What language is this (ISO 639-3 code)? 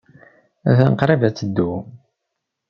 kab